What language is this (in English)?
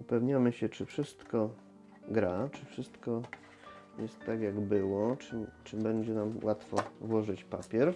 Polish